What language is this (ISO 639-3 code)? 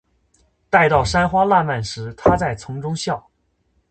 zho